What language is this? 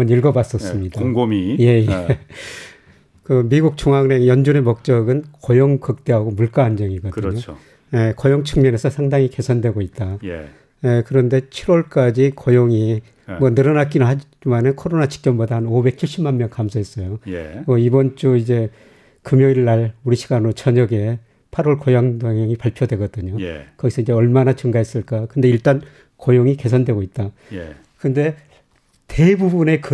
Korean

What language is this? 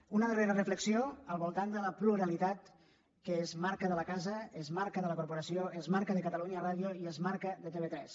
Catalan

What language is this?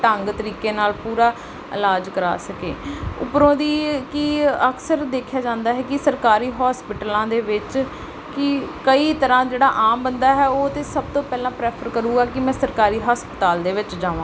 Punjabi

